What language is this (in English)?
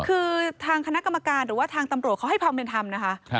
Thai